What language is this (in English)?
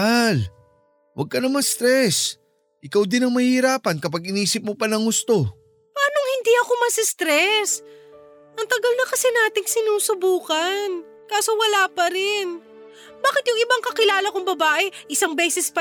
Filipino